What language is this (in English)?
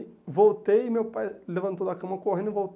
Portuguese